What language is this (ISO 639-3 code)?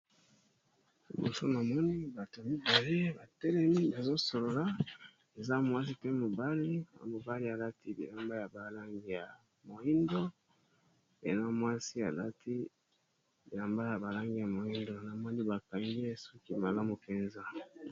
lin